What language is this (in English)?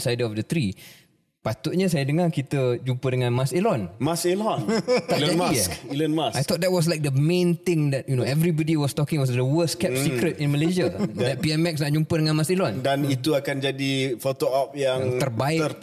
Malay